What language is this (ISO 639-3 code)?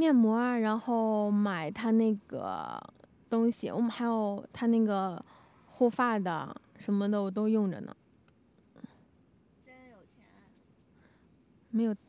zho